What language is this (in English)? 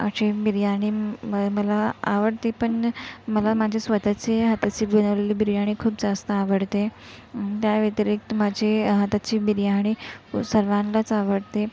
Marathi